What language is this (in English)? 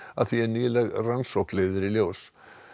Icelandic